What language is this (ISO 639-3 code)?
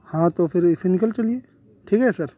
urd